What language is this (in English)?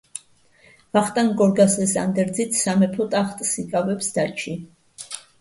Georgian